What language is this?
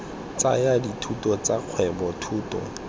Tswana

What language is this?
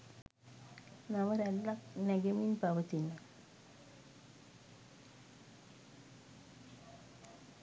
Sinhala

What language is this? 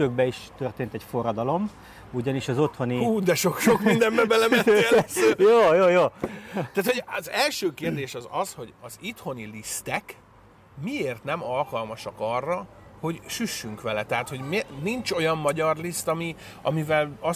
Hungarian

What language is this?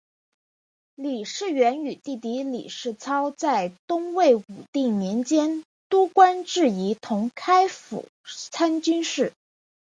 Chinese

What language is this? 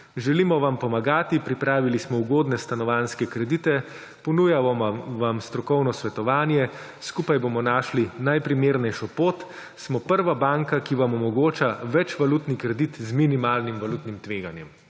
Slovenian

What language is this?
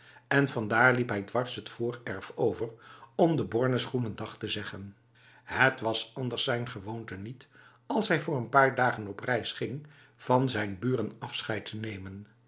Dutch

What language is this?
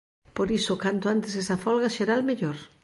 Galician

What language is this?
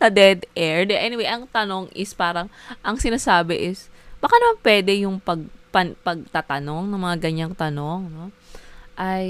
Filipino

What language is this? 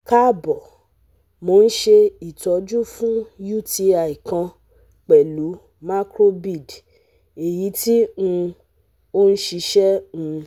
Yoruba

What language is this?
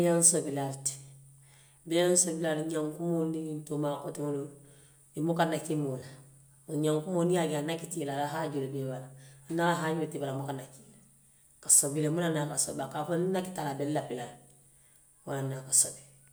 Western Maninkakan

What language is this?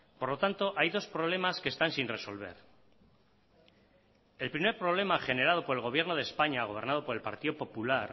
Spanish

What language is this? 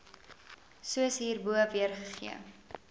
Afrikaans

